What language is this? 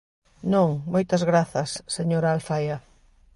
Galician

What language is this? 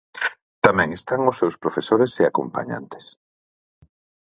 Galician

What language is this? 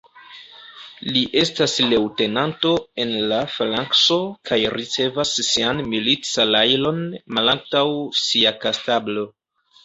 Esperanto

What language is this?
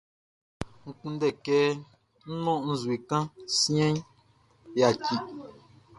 Baoulé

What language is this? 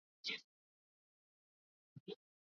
Swahili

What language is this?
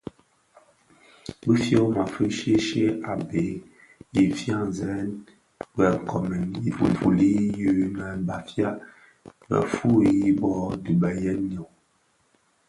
Bafia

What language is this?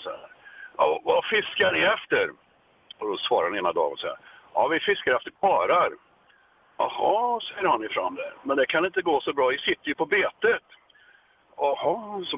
Swedish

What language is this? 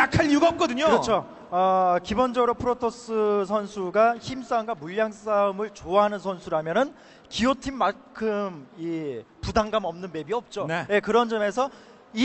Korean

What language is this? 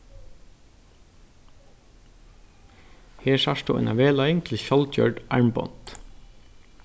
Faroese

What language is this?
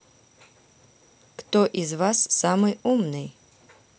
Russian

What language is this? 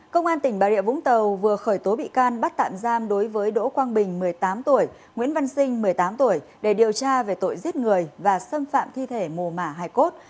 Vietnamese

